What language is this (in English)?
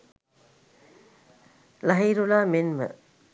Sinhala